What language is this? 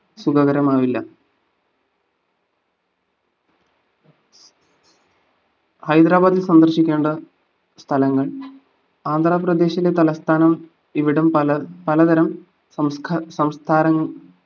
Malayalam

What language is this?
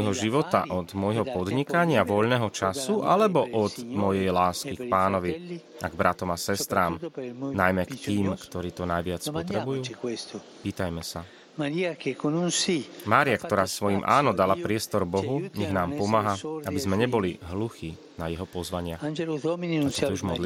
Slovak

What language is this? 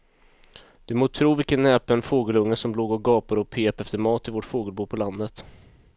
Swedish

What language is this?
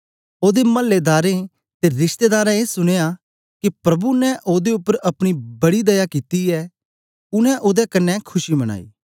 Dogri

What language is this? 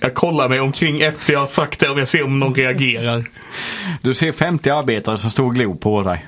Swedish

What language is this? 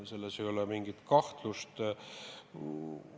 Estonian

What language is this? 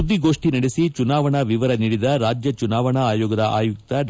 Kannada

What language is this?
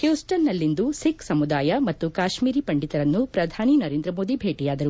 Kannada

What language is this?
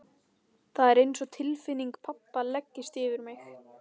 Icelandic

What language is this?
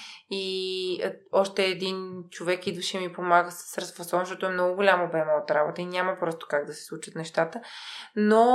Bulgarian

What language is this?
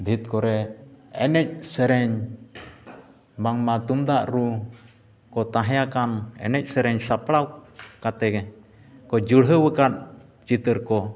Santali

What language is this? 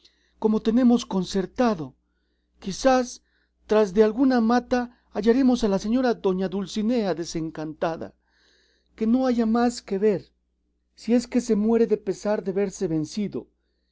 Spanish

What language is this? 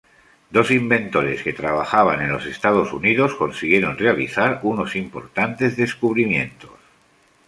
Spanish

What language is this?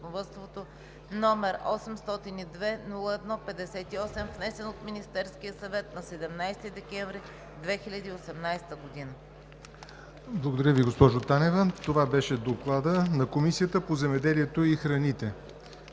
Bulgarian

